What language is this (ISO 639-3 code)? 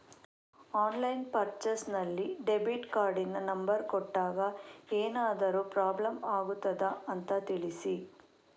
kan